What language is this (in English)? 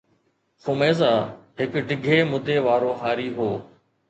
Sindhi